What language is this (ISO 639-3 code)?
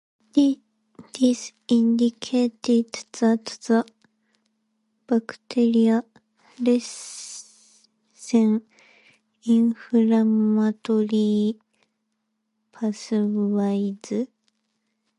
eng